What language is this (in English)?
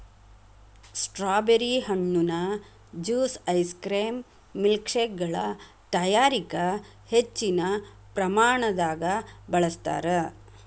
Kannada